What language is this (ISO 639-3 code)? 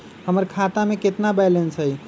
mag